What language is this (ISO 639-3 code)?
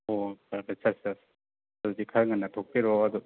mni